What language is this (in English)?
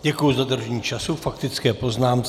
Czech